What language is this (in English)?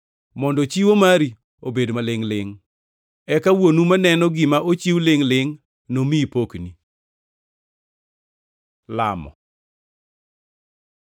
Luo (Kenya and Tanzania)